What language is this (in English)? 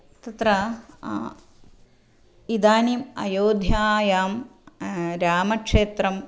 Sanskrit